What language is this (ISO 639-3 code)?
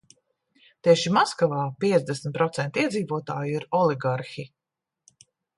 lav